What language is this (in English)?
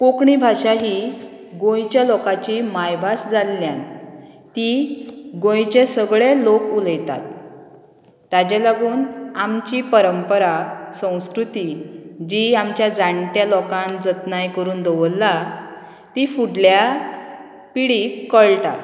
Konkani